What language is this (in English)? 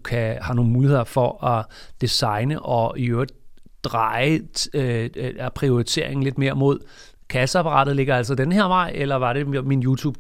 Danish